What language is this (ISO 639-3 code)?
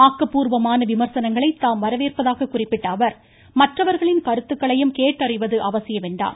tam